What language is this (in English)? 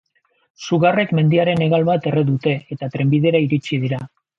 Basque